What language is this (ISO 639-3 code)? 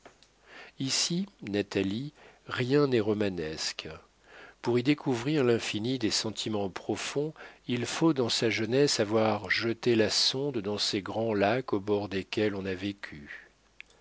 fra